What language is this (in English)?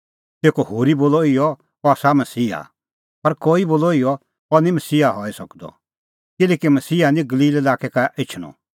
Kullu Pahari